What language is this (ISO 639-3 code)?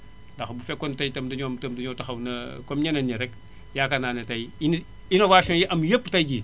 wol